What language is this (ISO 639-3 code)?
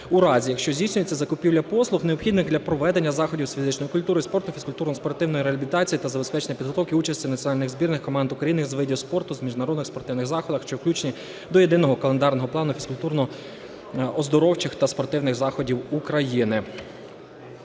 ukr